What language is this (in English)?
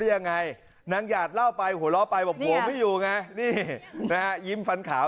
Thai